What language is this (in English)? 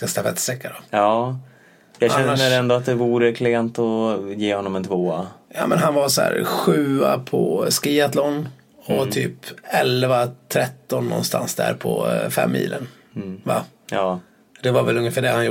Swedish